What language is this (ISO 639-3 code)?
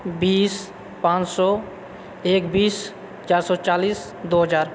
mai